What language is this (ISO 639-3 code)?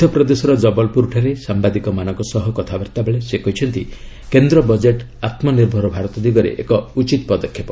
ori